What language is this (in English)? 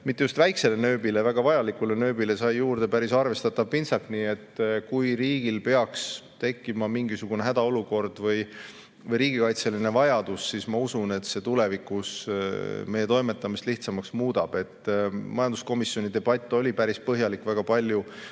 Estonian